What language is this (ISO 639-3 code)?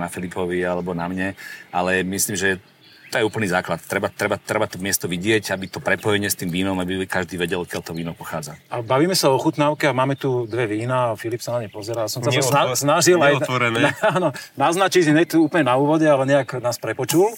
slk